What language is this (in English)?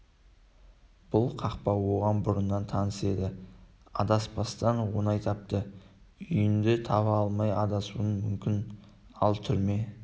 Kazakh